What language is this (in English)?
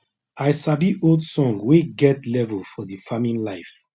Nigerian Pidgin